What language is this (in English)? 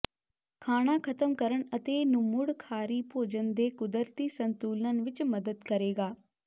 Punjabi